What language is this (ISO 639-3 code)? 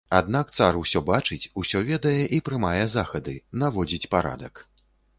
bel